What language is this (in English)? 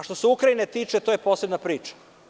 Serbian